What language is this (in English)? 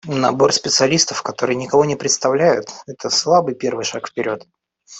Russian